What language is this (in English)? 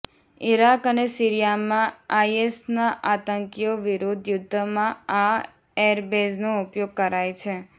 Gujarati